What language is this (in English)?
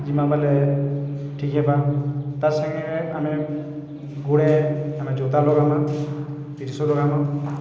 Odia